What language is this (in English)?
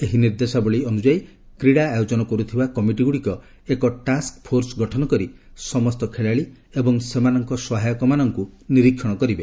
Odia